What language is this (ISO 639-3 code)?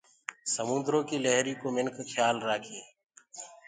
ggg